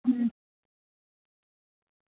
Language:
Dogri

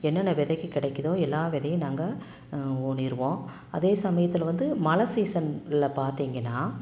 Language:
Tamil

